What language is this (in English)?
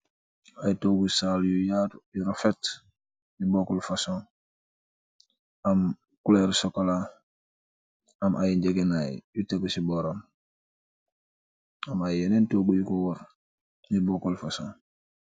Wolof